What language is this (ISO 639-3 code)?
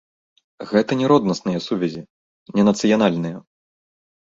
bel